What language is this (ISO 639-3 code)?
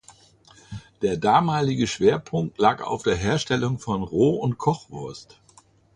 deu